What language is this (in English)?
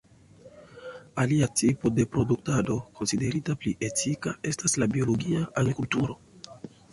Esperanto